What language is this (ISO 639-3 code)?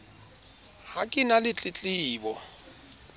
sot